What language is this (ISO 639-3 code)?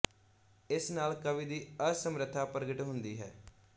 pan